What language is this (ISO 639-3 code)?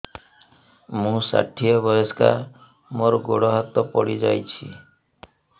ori